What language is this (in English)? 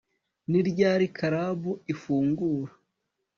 Kinyarwanda